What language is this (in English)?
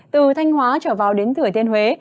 Vietnamese